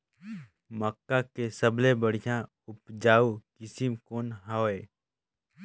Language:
Chhattisgarhi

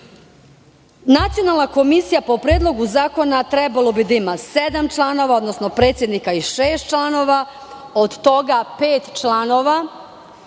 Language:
Serbian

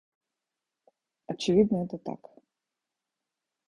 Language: Russian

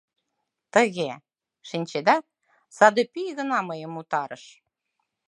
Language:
Mari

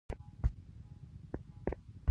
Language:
Pashto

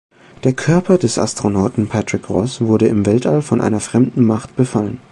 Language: German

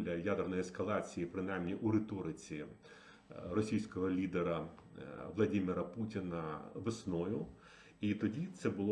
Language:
Ukrainian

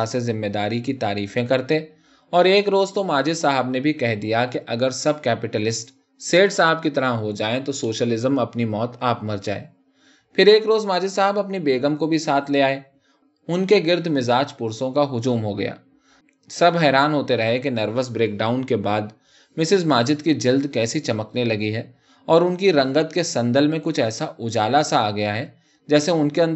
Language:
Urdu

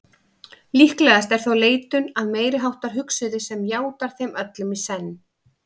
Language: Icelandic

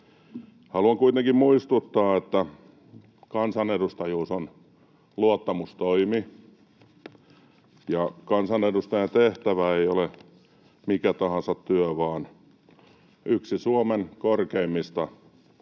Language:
Finnish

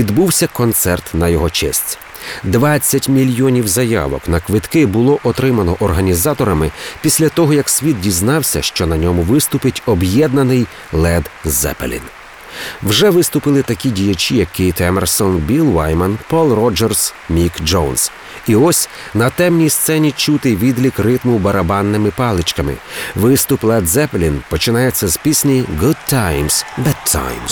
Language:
Ukrainian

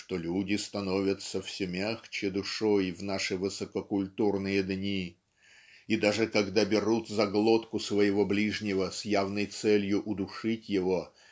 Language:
Russian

